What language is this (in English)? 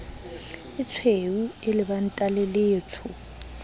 Southern Sotho